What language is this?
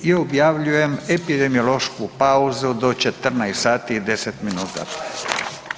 Croatian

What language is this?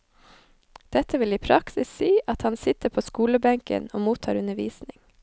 Norwegian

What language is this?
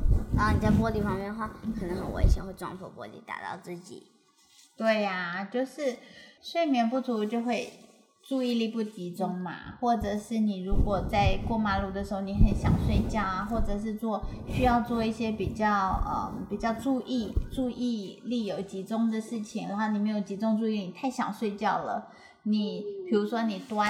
Chinese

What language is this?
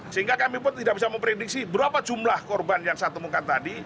Indonesian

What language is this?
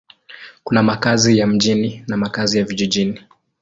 Swahili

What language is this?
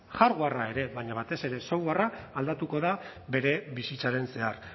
Basque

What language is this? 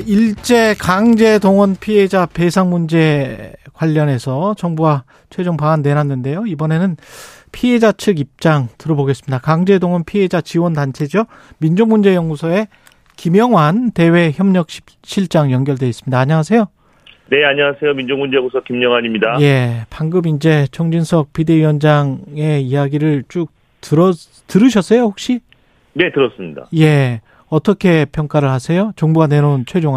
Korean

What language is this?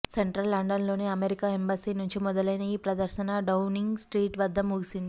Telugu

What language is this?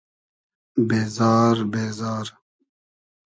Hazaragi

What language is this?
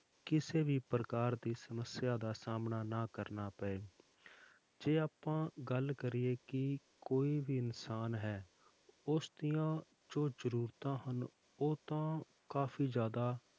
Punjabi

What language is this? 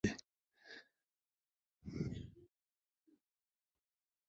Ushojo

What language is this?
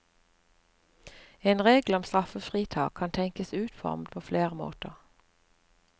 Norwegian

